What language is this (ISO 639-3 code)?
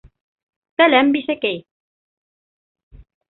bak